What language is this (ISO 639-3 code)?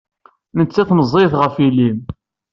kab